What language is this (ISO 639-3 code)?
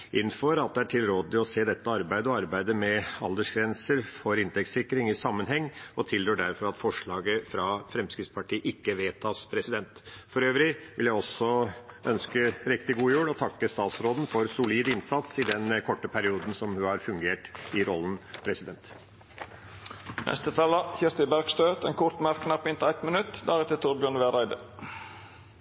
nor